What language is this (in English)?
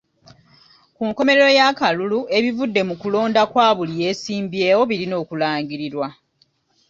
Ganda